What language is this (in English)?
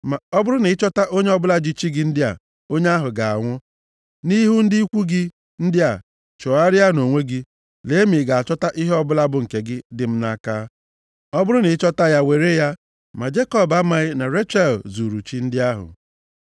Igbo